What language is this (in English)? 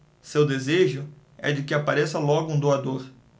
Portuguese